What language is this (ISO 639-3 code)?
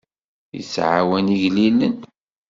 kab